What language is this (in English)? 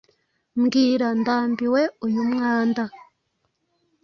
Kinyarwanda